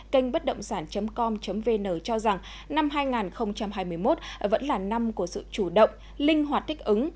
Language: Vietnamese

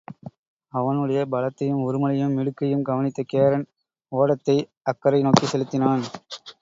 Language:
Tamil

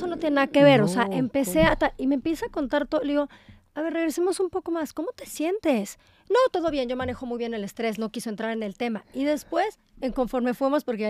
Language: Spanish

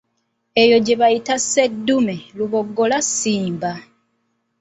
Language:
Ganda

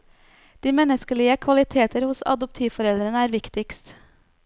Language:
Norwegian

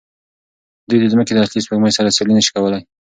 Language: Pashto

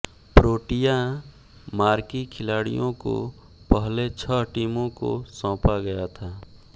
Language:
Hindi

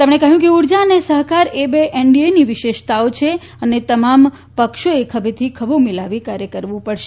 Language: Gujarati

